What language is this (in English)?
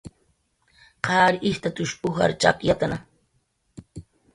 Jaqaru